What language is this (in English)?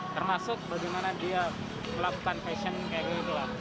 Indonesian